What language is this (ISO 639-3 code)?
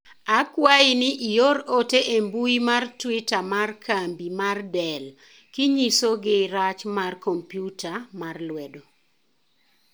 luo